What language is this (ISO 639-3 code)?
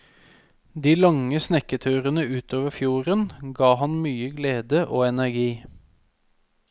nor